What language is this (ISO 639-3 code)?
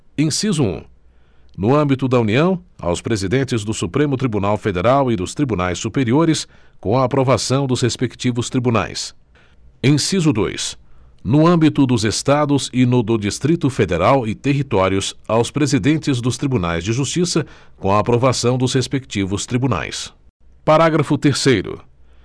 por